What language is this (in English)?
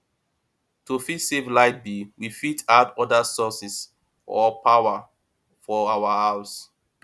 Nigerian Pidgin